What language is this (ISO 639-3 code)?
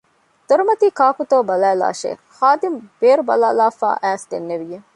div